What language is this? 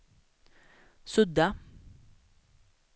Swedish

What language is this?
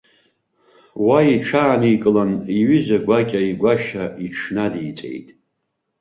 Abkhazian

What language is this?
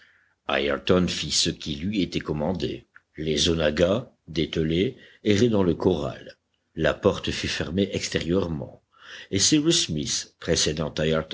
French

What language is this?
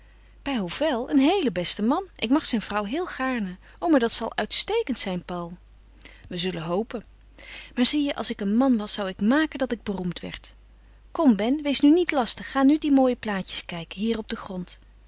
Dutch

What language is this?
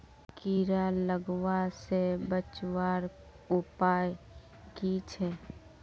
Magahi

